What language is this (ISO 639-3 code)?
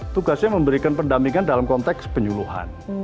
ind